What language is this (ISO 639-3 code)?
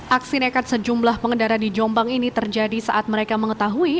ind